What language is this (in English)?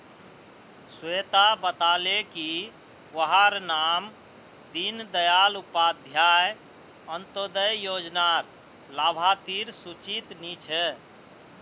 Magahi